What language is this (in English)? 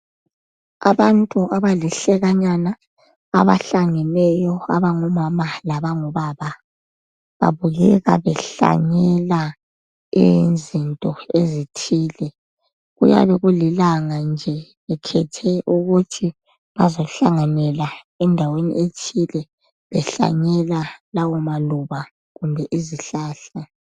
North Ndebele